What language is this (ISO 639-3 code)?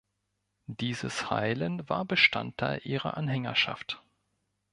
deu